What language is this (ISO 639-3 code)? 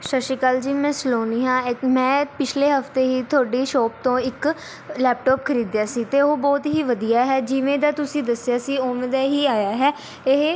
pan